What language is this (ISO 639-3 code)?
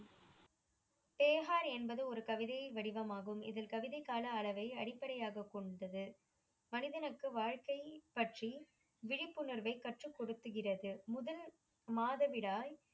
tam